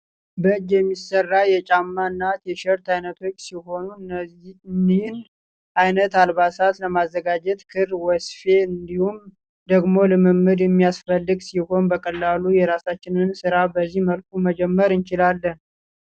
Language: Amharic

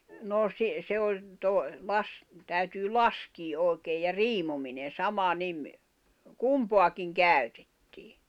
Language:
Finnish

